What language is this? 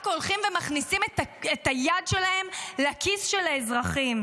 Hebrew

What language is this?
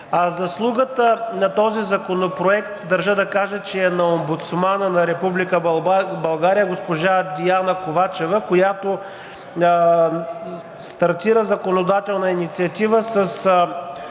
Bulgarian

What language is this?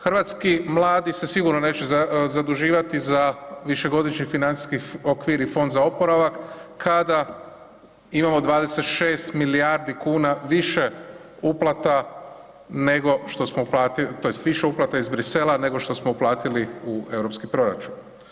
Croatian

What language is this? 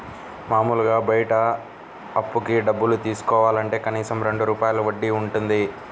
Telugu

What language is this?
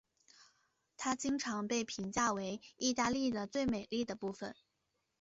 Chinese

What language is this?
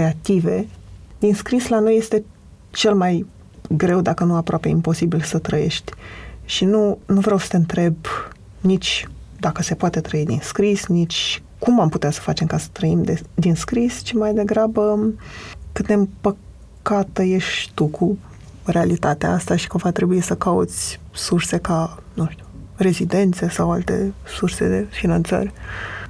Romanian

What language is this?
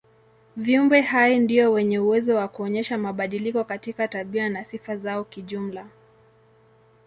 Swahili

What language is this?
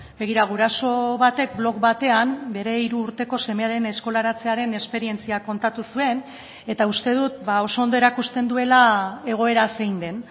Basque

